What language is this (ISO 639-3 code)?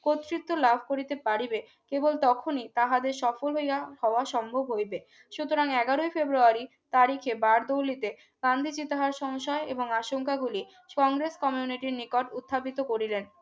ben